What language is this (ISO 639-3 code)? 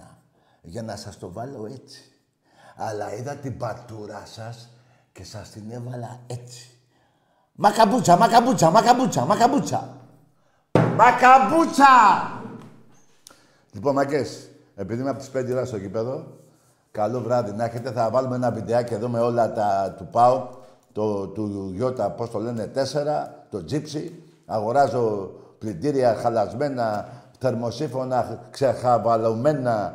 ell